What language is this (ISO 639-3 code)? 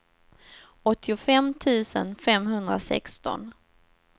swe